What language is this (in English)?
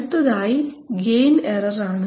Malayalam